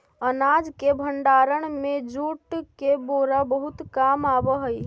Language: Magahi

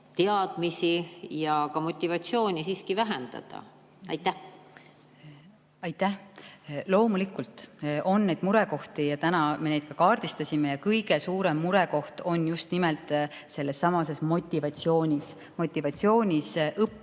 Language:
Estonian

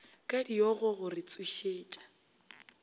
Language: Northern Sotho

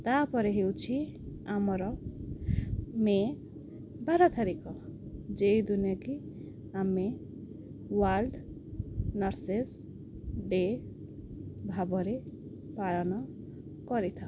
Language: Odia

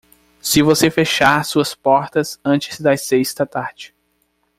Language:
Portuguese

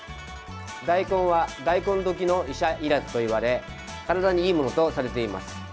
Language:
Japanese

